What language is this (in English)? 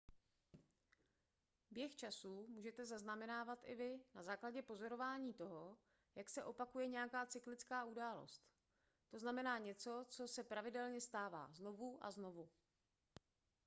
Czech